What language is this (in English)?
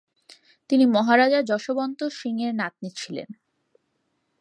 Bangla